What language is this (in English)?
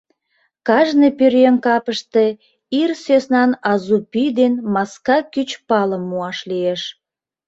Mari